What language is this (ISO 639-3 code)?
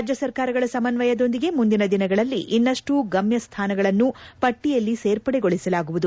kan